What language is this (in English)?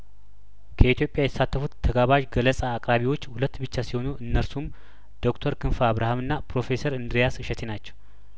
Amharic